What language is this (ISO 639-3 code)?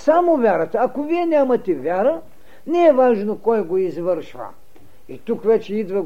bul